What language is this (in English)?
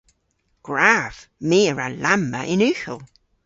Cornish